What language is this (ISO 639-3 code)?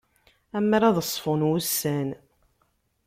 kab